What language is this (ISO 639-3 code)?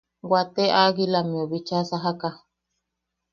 yaq